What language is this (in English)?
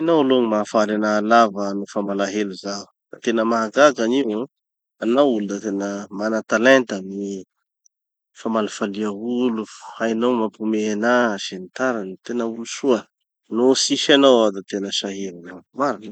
Tanosy Malagasy